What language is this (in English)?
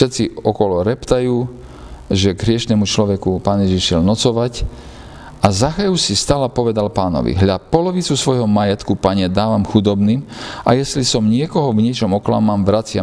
Slovak